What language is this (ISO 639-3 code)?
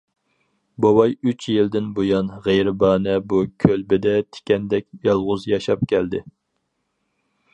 uig